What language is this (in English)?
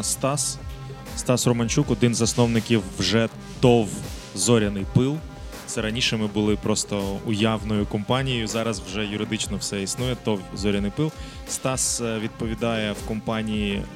Ukrainian